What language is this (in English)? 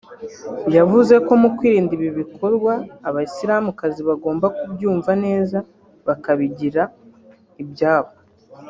Kinyarwanda